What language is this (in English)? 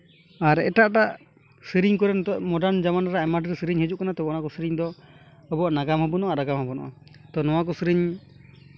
Santali